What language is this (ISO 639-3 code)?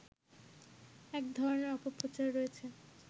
ben